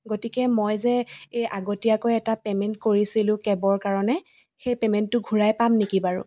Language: Assamese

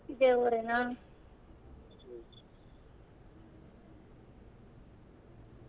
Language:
Kannada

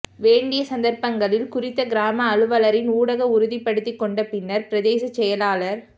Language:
Tamil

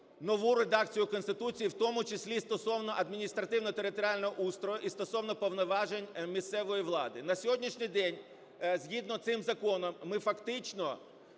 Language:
Ukrainian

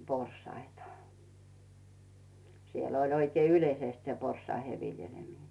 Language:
Finnish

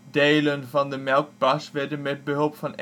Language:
Dutch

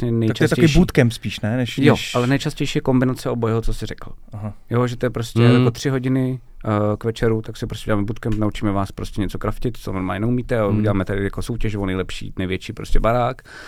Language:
Czech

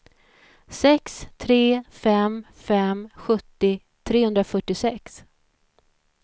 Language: Swedish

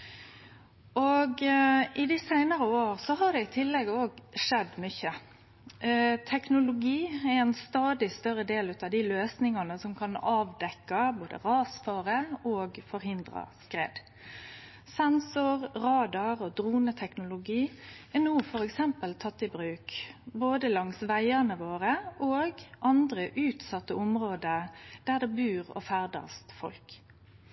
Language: Norwegian Nynorsk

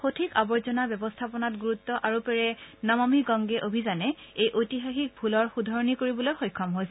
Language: Assamese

